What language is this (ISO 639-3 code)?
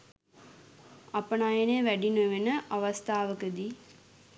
sin